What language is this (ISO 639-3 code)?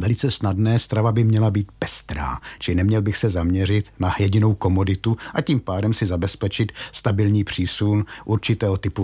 ces